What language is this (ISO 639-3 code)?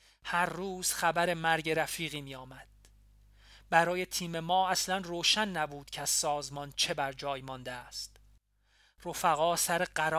fas